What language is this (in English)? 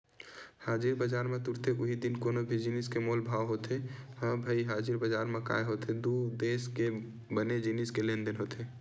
Chhattisgarhi